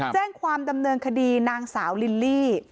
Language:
Thai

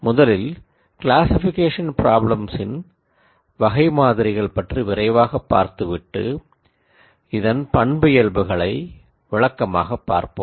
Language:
Tamil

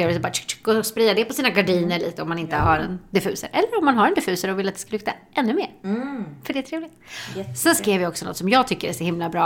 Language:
Swedish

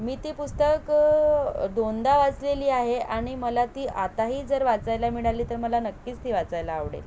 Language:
Marathi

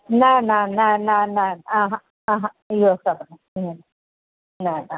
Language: Sindhi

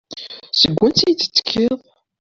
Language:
Kabyle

